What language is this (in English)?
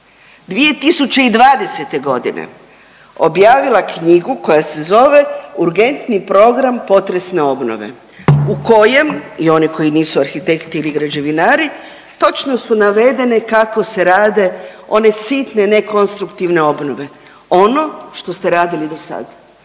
Croatian